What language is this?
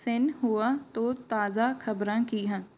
Punjabi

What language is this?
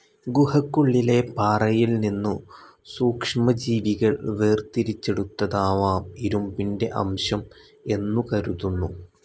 Malayalam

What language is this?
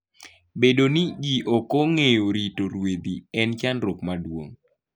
Luo (Kenya and Tanzania)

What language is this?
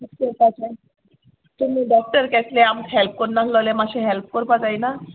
Konkani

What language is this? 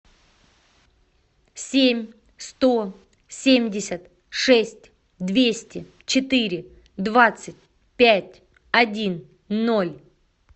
Russian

